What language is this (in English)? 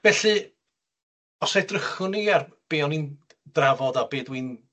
Welsh